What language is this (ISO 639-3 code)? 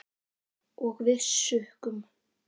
isl